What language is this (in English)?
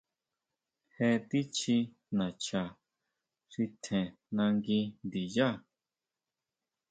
Huautla Mazatec